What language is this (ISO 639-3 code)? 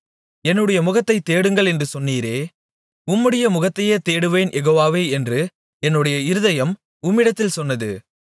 tam